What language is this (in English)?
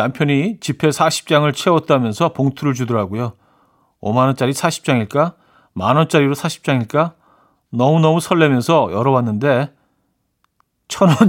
Korean